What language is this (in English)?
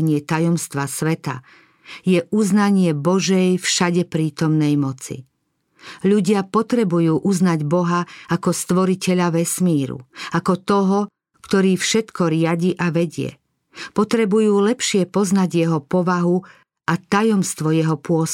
Slovak